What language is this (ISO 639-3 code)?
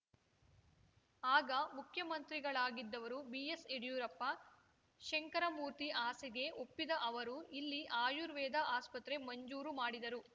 kan